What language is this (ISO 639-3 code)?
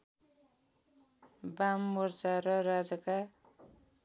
nep